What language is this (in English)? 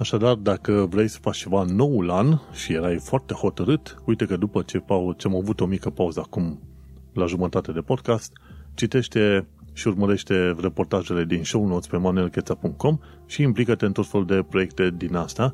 Romanian